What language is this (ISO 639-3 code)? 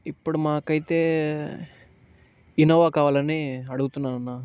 tel